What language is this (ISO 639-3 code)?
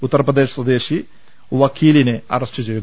mal